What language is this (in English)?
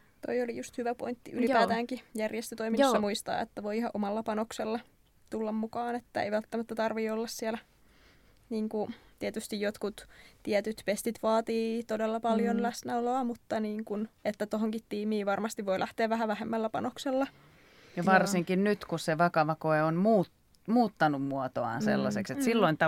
Finnish